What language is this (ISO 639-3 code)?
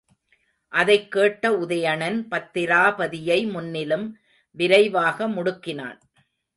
tam